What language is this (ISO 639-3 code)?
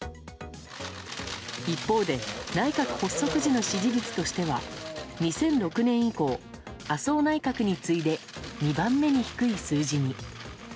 jpn